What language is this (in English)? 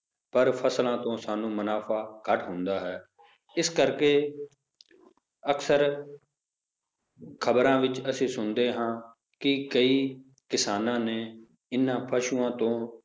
Punjabi